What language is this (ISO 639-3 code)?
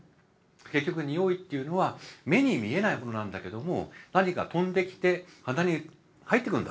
jpn